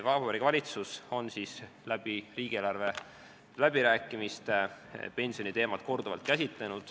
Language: Estonian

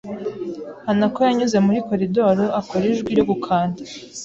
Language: Kinyarwanda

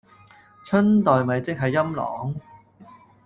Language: Cantonese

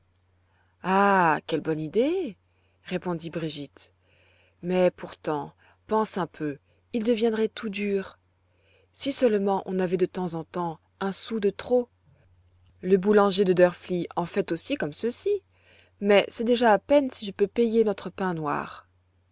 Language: French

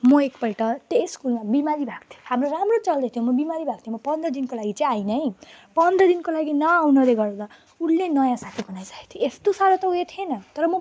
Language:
Nepali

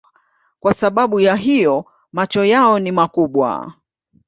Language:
Swahili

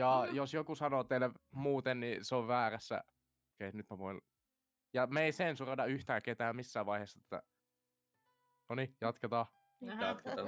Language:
Finnish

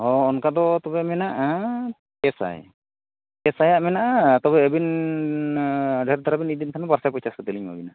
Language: Santali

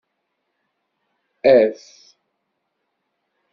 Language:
Kabyle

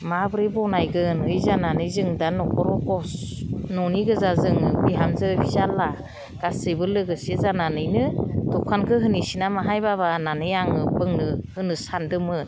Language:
Bodo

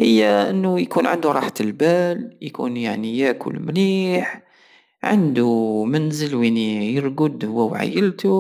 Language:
Algerian Saharan Arabic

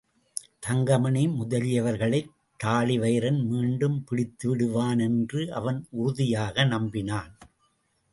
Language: Tamil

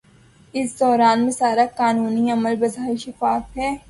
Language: Urdu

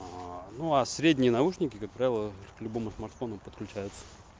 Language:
Russian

